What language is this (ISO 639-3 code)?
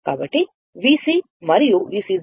tel